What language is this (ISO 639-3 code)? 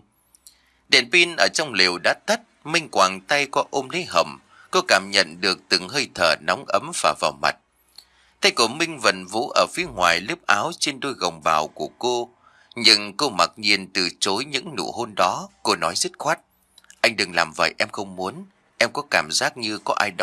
vie